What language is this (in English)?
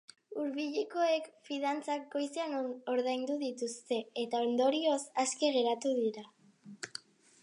Basque